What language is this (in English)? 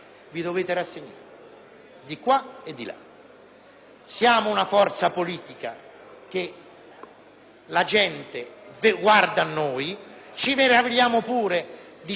Italian